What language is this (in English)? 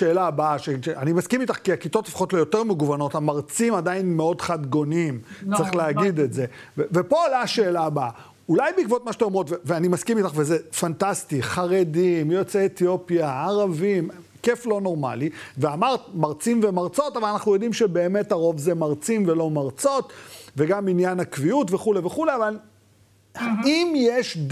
Hebrew